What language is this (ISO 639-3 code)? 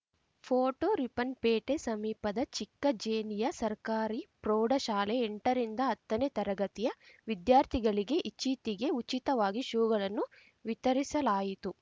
kan